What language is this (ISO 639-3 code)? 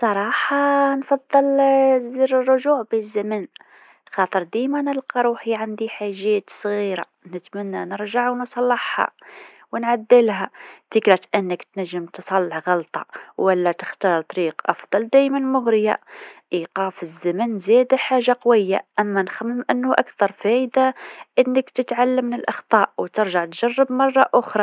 aeb